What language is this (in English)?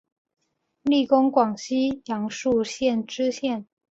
Chinese